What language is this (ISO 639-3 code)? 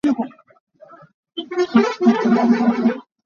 cnh